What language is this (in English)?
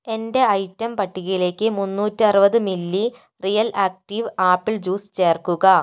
Malayalam